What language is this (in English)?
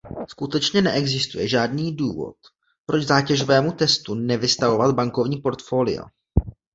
Czech